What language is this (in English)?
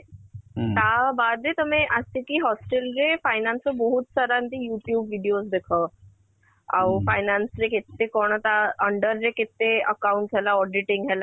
Odia